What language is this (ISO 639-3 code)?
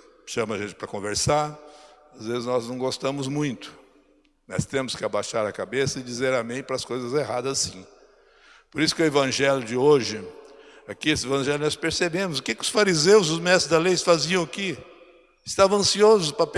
por